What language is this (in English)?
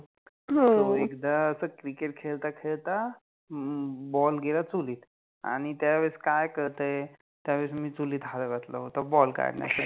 Marathi